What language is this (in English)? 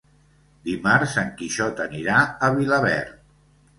Catalan